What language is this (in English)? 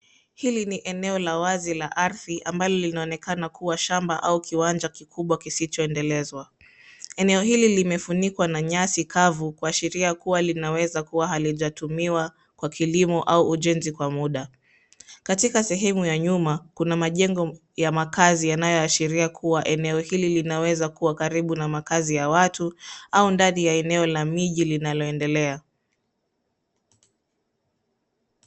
Swahili